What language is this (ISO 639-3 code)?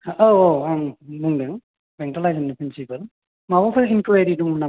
brx